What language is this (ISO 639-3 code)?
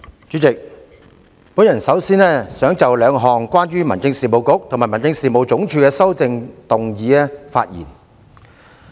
yue